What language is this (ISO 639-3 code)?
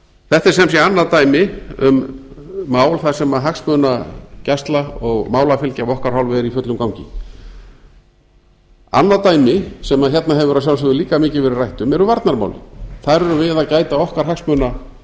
isl